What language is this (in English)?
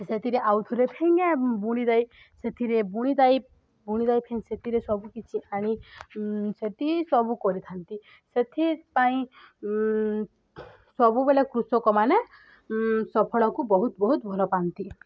Odia